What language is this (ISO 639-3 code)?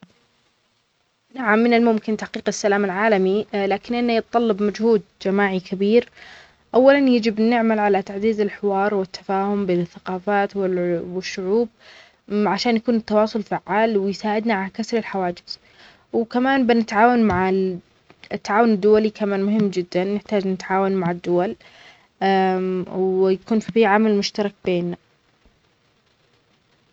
acx